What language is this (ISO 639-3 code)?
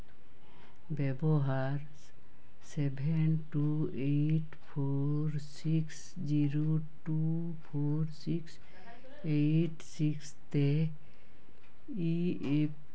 sat